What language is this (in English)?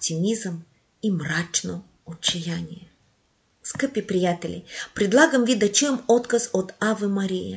Bulgarian